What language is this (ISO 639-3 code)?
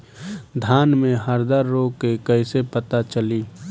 bho